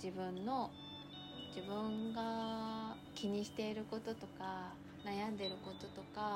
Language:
Japanese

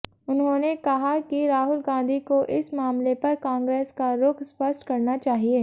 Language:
Hindi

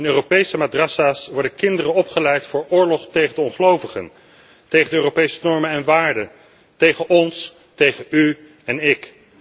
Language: Dutch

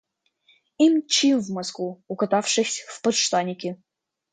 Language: Russian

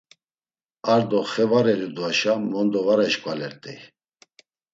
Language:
Laz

